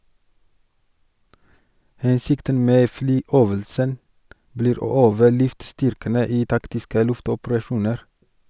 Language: Norwegian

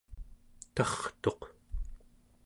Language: Central Yupik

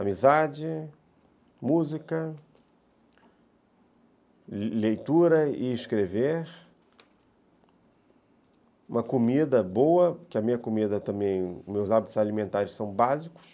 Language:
Portuguese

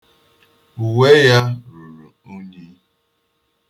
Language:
Igbo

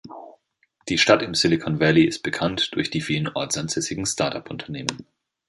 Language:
German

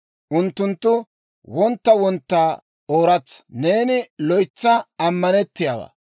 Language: Dawro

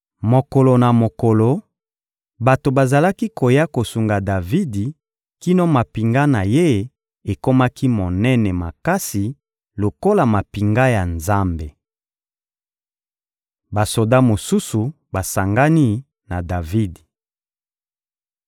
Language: Lingala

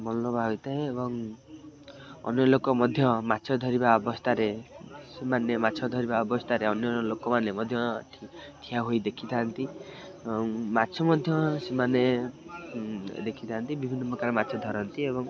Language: Odia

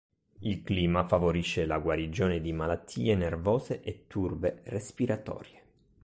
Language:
Italian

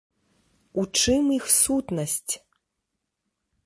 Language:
Belarusian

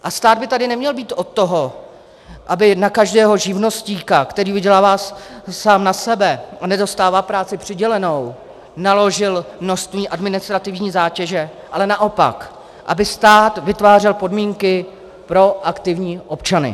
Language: Czech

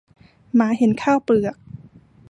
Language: Thai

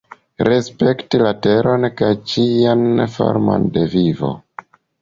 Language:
Esperanto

